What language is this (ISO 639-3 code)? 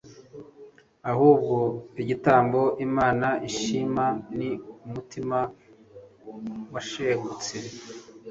kin